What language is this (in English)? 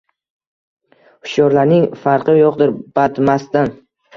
Uzbek